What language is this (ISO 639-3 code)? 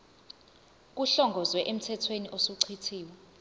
zul